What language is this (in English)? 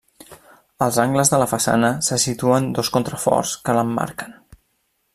Catalan